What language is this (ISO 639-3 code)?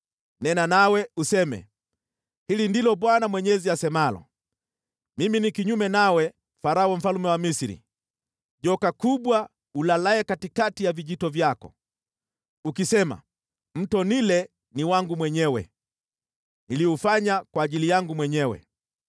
swa